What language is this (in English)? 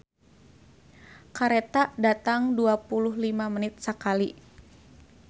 Sundanese